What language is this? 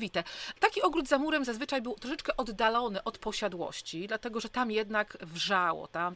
Polish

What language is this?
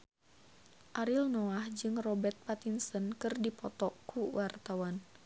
Sundanese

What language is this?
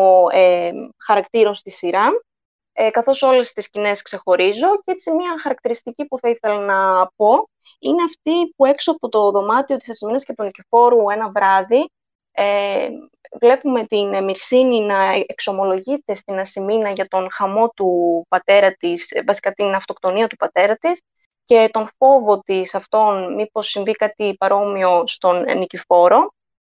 Greek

